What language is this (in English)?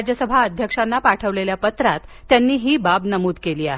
Marathi